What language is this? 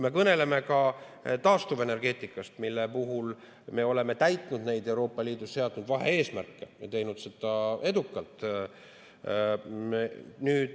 Estonian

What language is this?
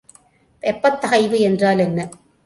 Tamil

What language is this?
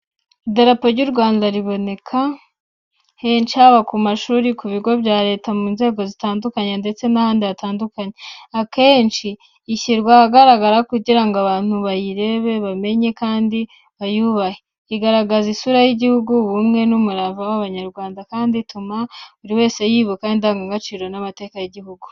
Kinyarwanda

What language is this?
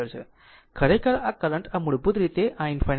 Gujarati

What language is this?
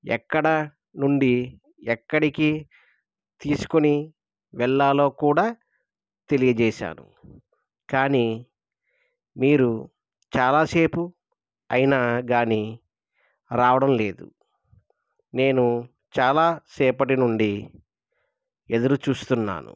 Telugu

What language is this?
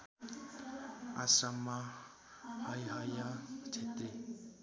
Nepali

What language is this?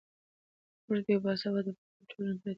Pashto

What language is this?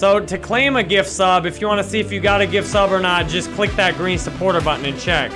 English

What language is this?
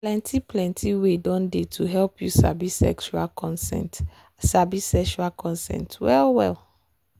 Nigerian Pidgin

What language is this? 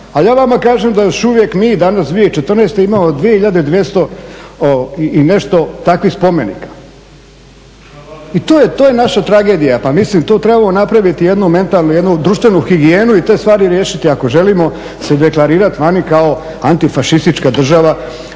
Croatian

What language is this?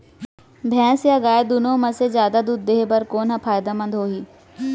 Chhattisgarhi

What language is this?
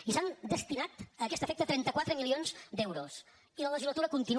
Catalan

